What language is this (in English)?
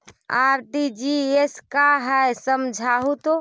Magahi